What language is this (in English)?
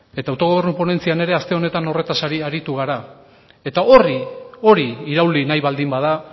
Basque